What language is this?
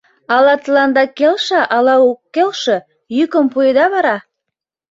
Mari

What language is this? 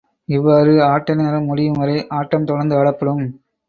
Tamil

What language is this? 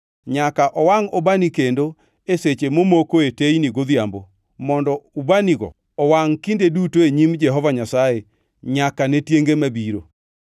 Luo (Kenya and Tanzania)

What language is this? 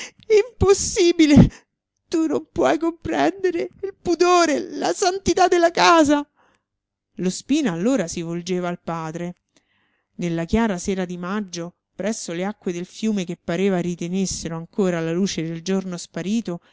Italian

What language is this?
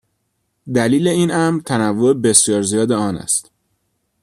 Persian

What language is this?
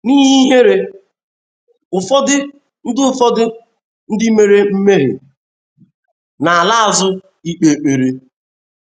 Igbo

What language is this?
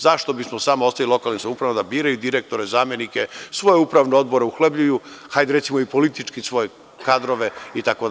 Serbian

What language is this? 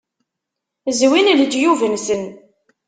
Kabyle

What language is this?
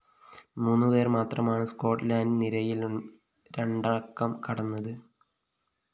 Malayalam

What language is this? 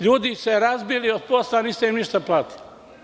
Serbian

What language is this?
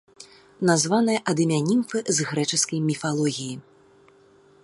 Belarusian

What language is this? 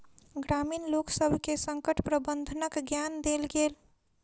Maithili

